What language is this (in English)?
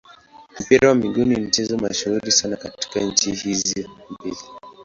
Swahili